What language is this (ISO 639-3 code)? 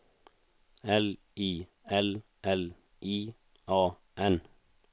swe